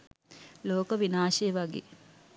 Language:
Sinhala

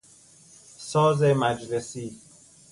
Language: Persian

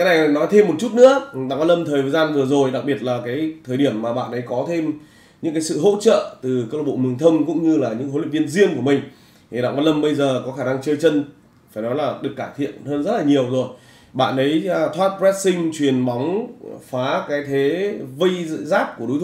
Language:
Vietnamese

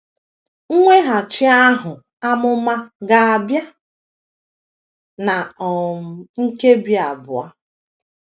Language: Igbo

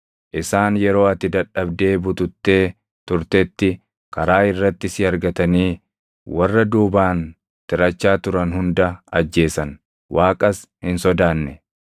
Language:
Oromo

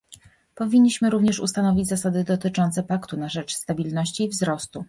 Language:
Polish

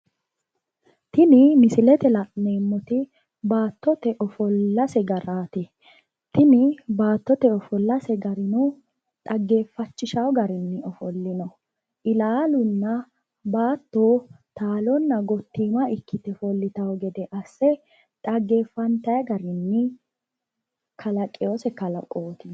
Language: Sidamo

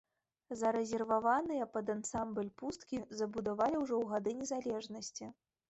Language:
Belarusian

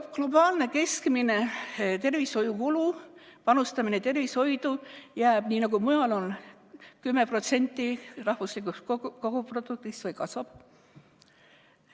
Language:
Estonian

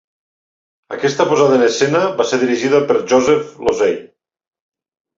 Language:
Catalan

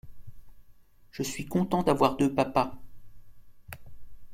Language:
French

